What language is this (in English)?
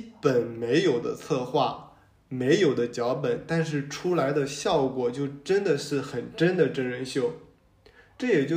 Chinese